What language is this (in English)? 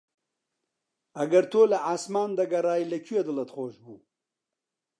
Central Kurdish